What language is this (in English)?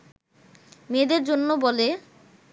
Bangla